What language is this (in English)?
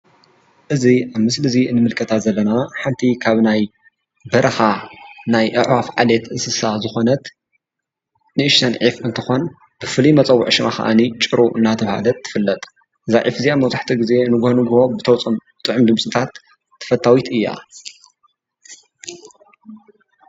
Tigrinya